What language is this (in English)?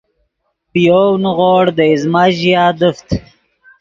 Yidgha